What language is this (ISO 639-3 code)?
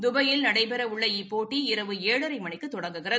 tam